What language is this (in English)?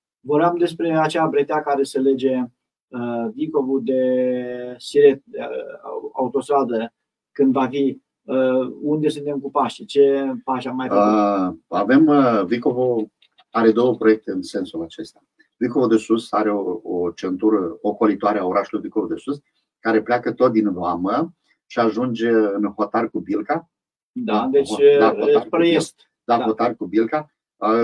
Romanian